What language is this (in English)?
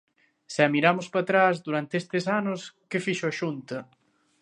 Galician